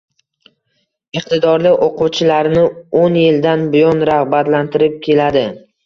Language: Uzbek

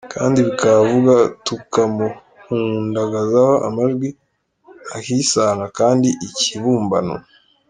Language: Kinyarwanda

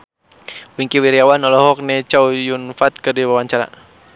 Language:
Sundanese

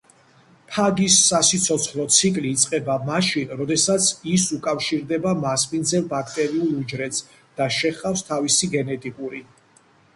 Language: Georgian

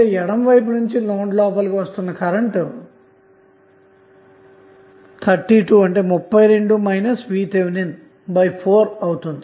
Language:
Telugu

